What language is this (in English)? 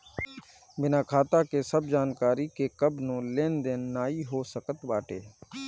Bhojpuri